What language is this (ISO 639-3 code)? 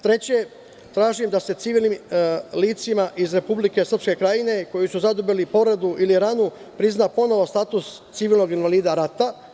srp